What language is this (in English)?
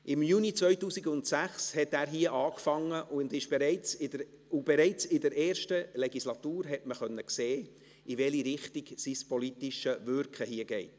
Swiss German